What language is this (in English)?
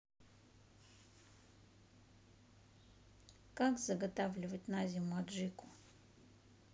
Russian